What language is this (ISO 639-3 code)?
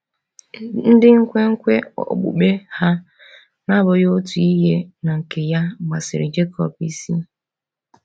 ibo